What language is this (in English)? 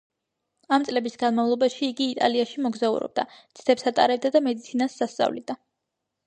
Georgian